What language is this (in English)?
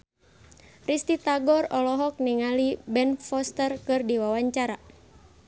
Sundanese